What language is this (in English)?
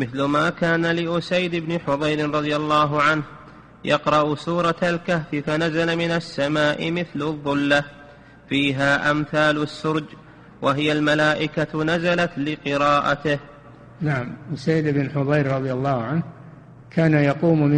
Arabic